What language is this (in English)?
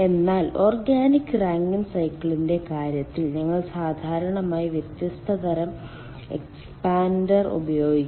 Malayalam